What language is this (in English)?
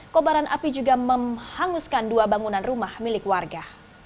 Indonesian